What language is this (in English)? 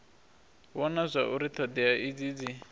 Venda